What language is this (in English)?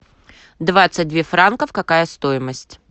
Russian